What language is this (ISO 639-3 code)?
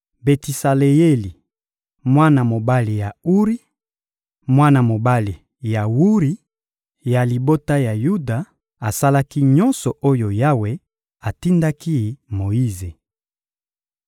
lin